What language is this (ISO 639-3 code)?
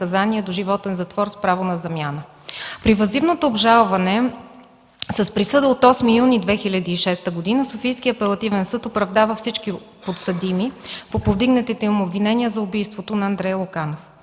bul